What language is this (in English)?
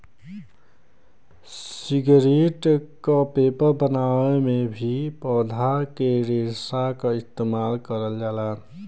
Bhojpuri